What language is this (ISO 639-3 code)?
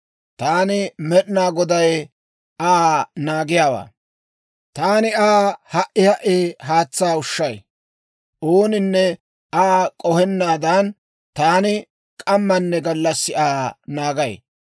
dwr